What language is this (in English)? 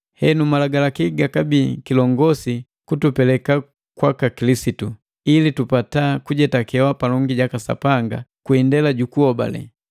Matengo